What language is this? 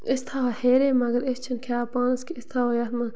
Kashmiri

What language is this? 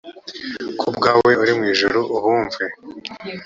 Kinyarwanda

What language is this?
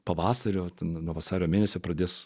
Lithuanian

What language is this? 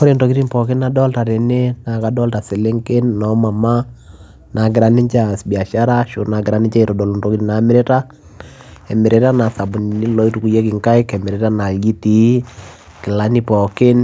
Masai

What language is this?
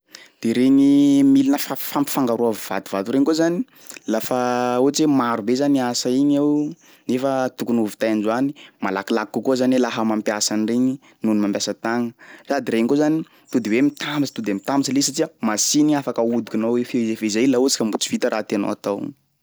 Sakalava Malagasy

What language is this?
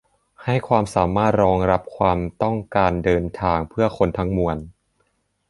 Thai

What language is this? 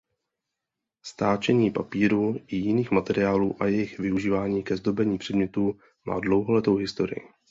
Czech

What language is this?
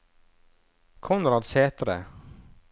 Norwegian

